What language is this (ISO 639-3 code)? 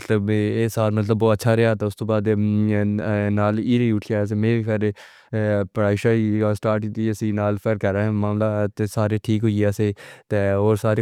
phr